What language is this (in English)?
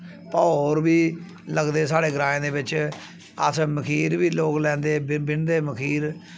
Dogri